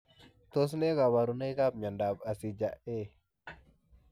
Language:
Kalenjin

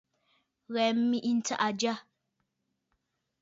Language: Bafut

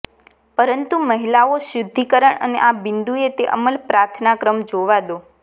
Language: Gujarati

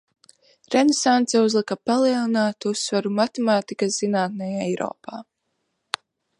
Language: Latvian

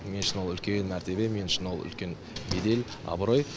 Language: Kazakh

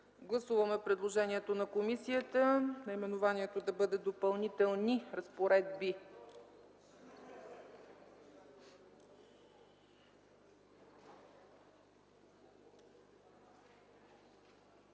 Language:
Bulgarian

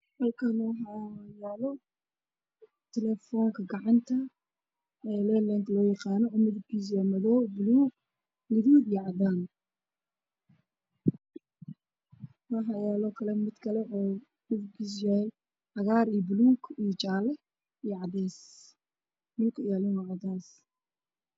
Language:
Somali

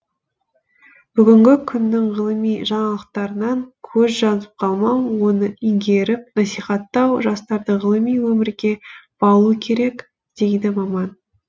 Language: Kazakh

